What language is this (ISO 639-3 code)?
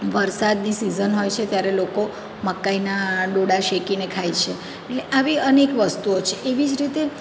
guj